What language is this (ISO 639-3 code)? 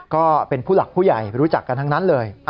tha